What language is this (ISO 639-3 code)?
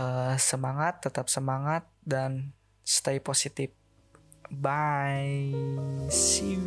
ind